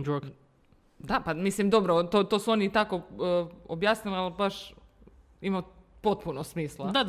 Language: Croatian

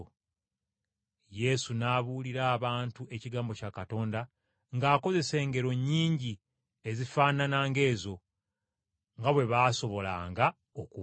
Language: Ganda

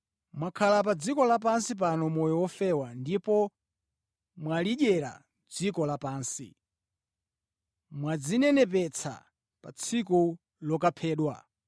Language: Nyanja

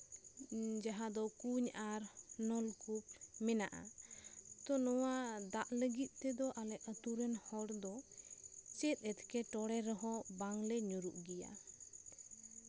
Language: Santali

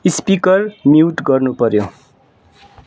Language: Nepali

